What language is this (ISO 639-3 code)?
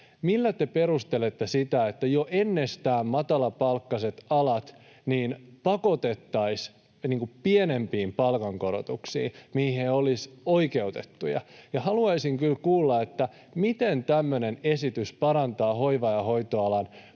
fin